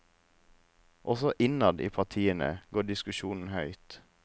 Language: Norwegian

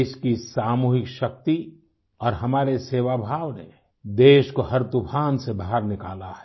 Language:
Hindi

